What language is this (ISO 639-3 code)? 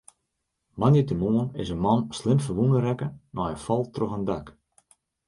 fry